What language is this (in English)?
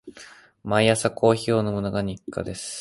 Japanese